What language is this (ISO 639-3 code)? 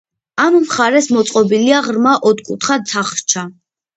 kat